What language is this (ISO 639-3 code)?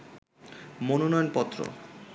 ben